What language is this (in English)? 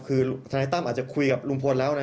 Thai